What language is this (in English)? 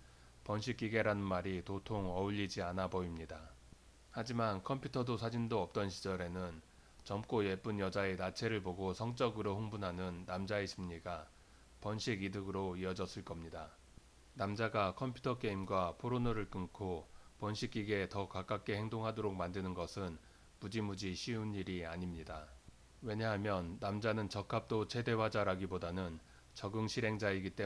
Korean